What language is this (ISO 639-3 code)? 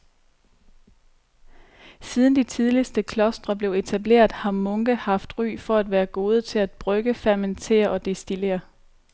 dan